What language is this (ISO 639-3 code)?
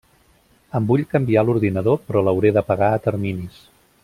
cat